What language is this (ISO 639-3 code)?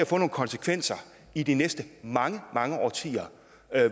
dan